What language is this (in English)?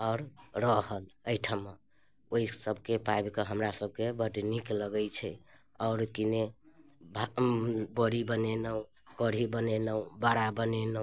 Maithili